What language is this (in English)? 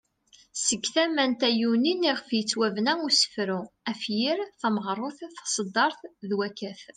Kabyle